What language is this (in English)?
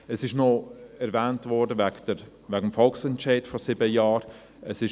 Swiss German